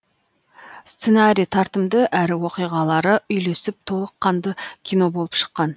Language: Kazakh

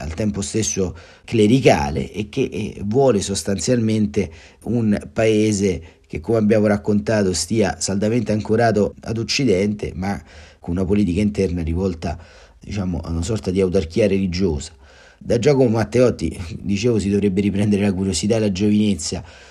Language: Italian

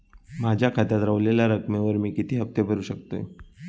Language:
Marathi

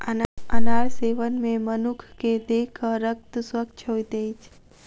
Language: Maithili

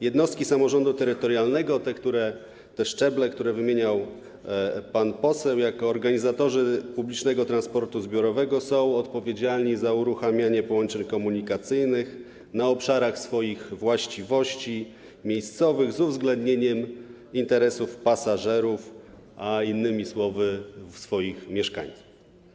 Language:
Polish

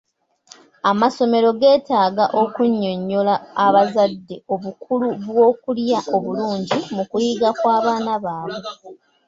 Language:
Ganda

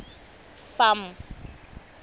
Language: Tswana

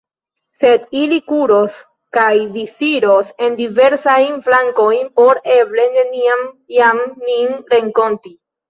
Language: Esperanto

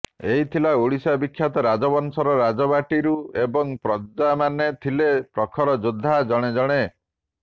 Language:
Odia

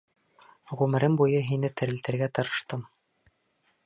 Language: Bashkir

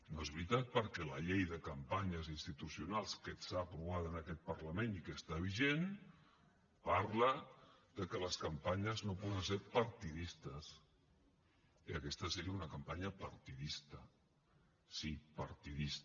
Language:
Catalan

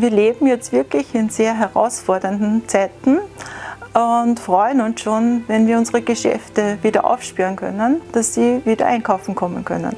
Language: German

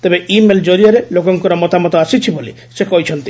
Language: Odia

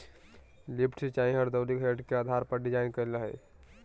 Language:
Magahi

